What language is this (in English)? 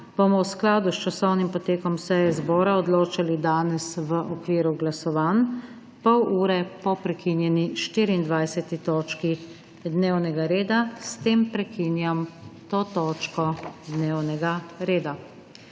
Slovenian